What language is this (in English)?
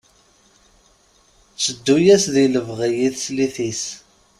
Kabyle